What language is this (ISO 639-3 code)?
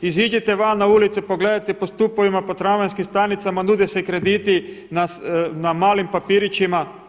hrv